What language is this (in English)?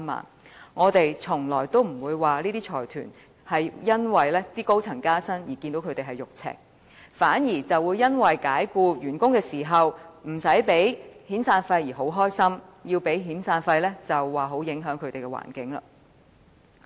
Cantonese